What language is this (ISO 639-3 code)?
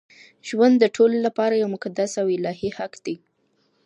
pus